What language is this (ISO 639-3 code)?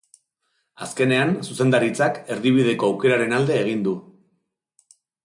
eus